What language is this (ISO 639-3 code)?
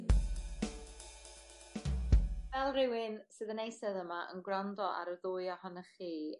cym